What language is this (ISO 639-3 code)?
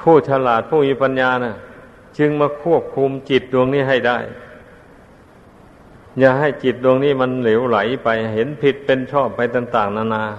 tha